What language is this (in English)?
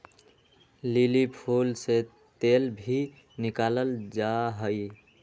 Magahi